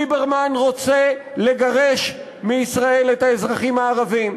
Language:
Hebrew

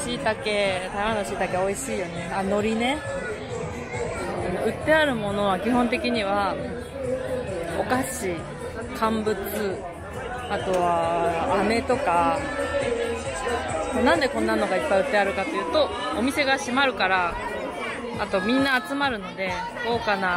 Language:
Japanese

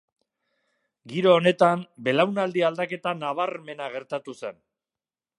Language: Basque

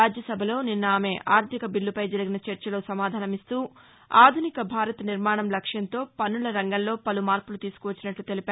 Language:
Telugu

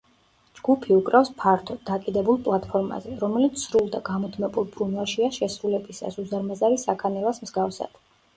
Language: Georgian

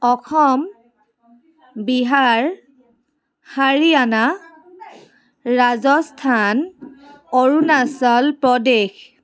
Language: Assamese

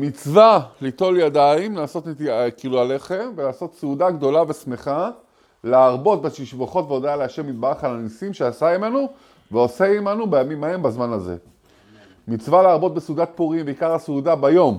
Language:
Hebrew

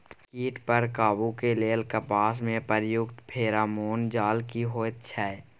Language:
Maithili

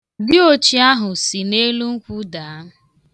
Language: Igbo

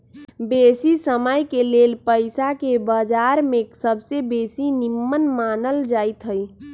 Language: Magahi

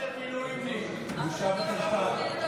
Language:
Hebrew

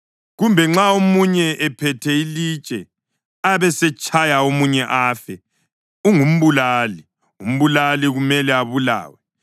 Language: North Ndebele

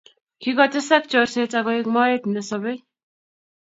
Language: Kalenjin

